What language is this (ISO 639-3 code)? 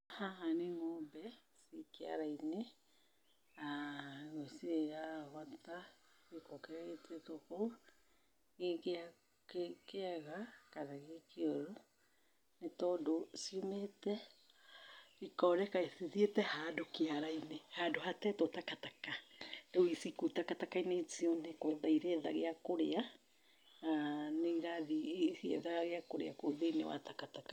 kik